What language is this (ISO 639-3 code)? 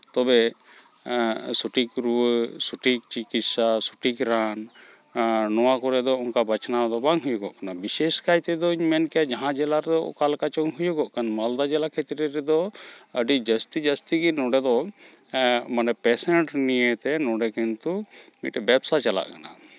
sat